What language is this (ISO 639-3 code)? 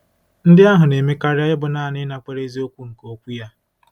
ibo